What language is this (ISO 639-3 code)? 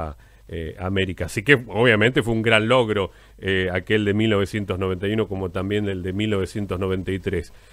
spa